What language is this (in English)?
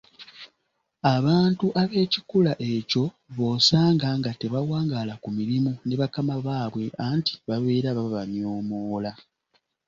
Ganda